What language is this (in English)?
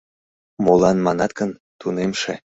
Mari